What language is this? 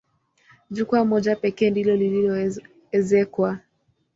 Swahili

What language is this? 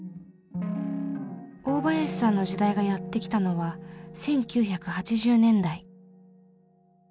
Japanese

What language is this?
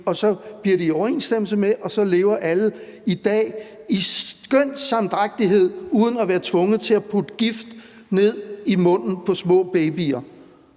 Danish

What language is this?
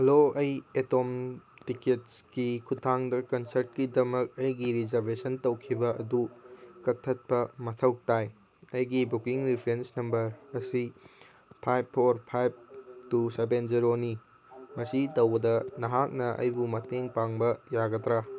Manipuri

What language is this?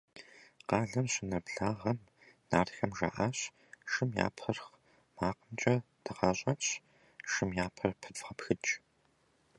Kabardian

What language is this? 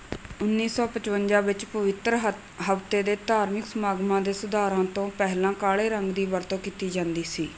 Punjabi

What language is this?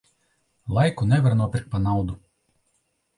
Latvian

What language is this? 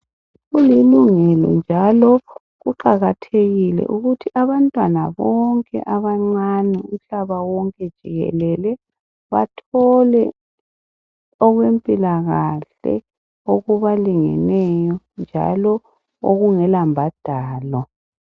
North Ndebele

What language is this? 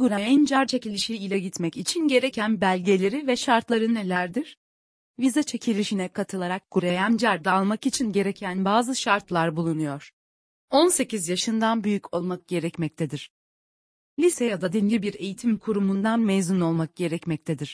Turkish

